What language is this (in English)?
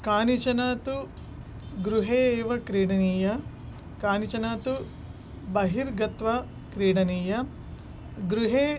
Sanskrit